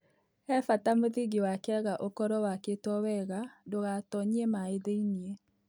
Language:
Kikuyu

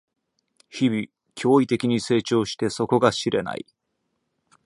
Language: Japanese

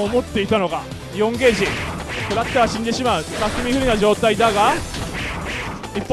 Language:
Japanese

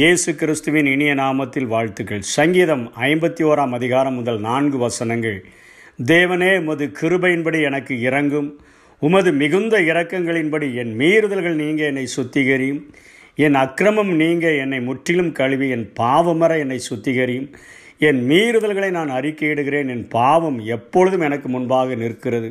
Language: Tamil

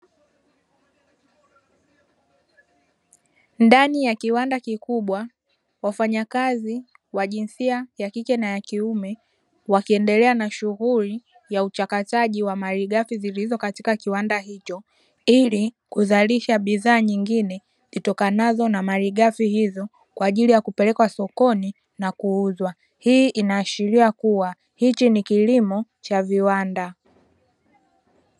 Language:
Swahili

